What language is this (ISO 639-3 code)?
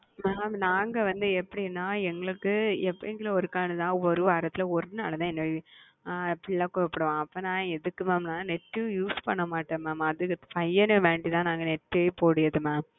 tam